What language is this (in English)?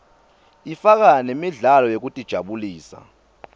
Swati